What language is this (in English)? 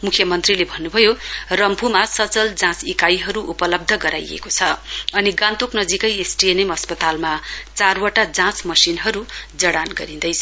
Nepali